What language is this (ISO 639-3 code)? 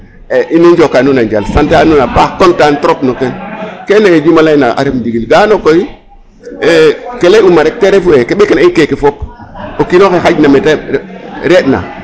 srr